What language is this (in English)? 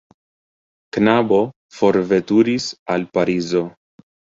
Esperanto